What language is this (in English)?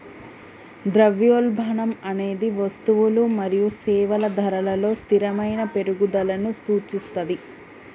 Telugu